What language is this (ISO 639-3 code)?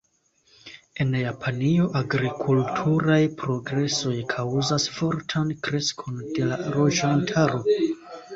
epo